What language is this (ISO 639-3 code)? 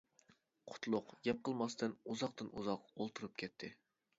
uig